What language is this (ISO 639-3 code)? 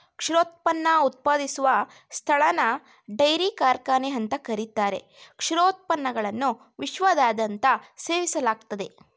kan